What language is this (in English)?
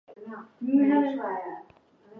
Chinese